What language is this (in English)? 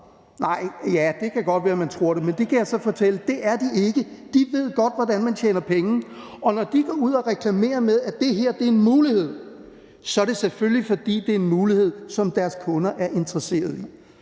Danish